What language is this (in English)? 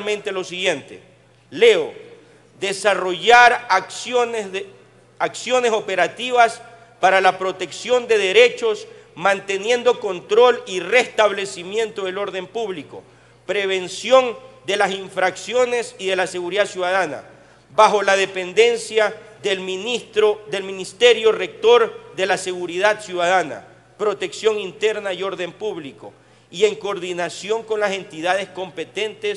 Spanish